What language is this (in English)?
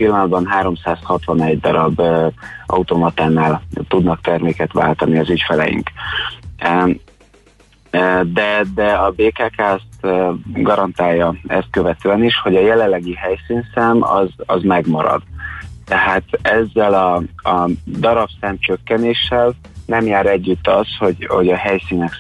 Hungarian